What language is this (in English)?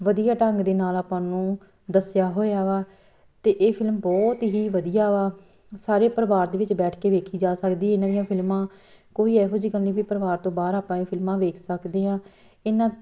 Punjabi